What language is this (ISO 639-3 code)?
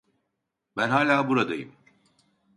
tur